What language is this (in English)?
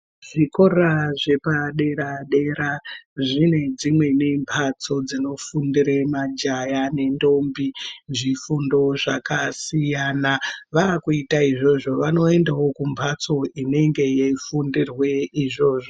Ndau